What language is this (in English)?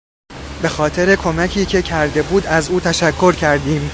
Persian